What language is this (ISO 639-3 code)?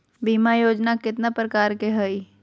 mag